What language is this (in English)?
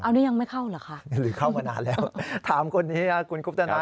Thai